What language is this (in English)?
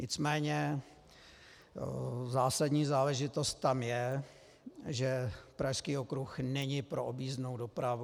Czech